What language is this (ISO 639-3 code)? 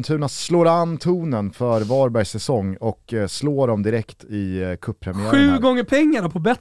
swe